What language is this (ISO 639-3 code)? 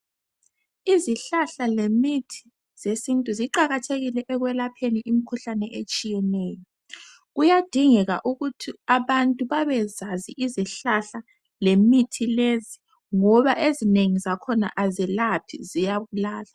nde